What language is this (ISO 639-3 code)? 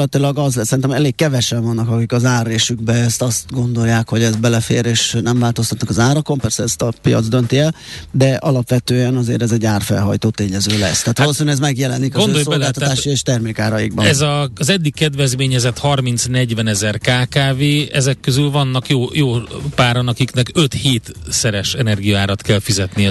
hun